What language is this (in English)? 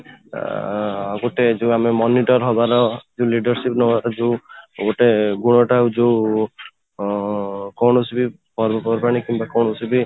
Odia